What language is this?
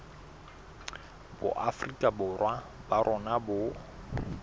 Southern Sotho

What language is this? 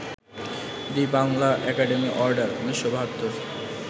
Bangla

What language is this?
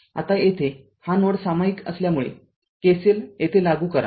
Marathi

